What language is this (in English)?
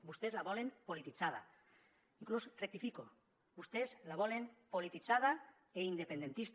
Catalan